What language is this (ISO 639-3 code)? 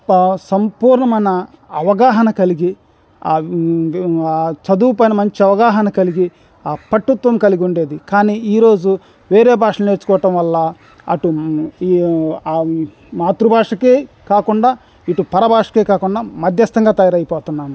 tel